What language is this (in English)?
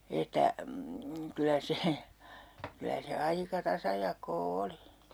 Finnish